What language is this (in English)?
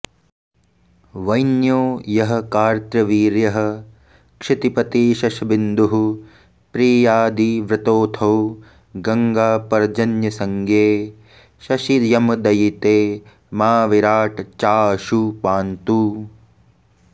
Sanskrit